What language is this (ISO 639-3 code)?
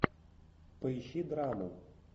rus